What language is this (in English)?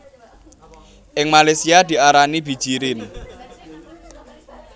Javanese